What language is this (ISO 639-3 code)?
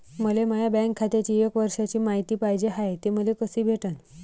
mar